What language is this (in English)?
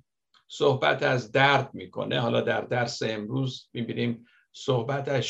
Persian